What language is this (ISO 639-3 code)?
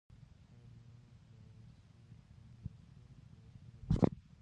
pus